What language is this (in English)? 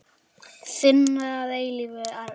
Icelandic